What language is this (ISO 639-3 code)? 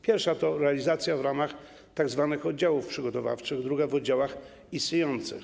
pol